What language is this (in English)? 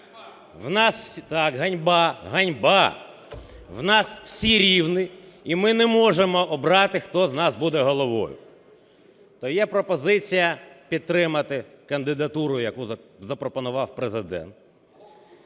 Ukrainian